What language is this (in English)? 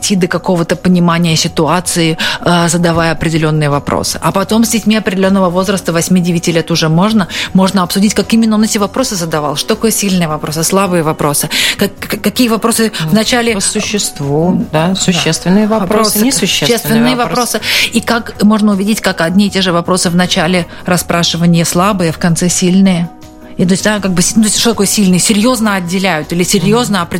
Russian